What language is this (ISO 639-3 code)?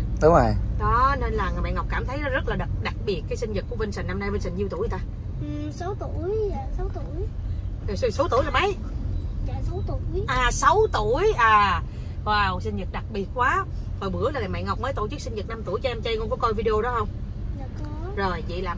vie